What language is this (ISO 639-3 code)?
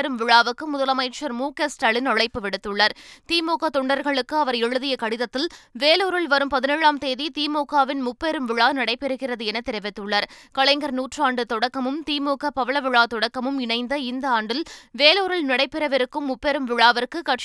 tam